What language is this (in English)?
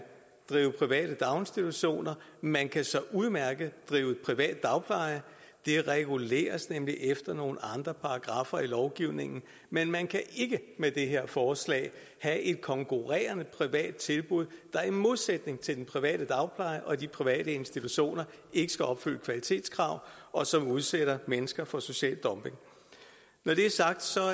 Danish